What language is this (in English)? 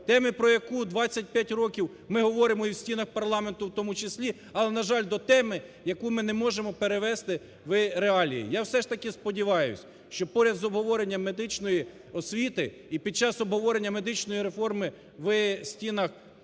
Ukrainian